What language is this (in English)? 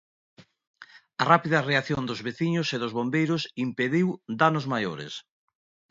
Galician